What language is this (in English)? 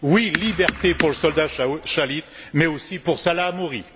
French